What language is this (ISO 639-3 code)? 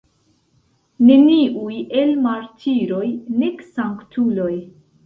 epo